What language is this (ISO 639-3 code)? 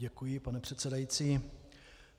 ces